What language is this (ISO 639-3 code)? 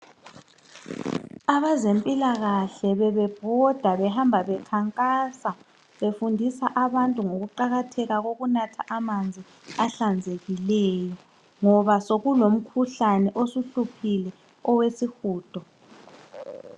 nde